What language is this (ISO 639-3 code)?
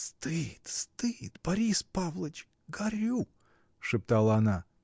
rus